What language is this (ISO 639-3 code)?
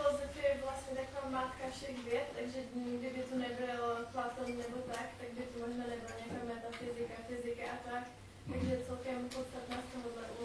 ces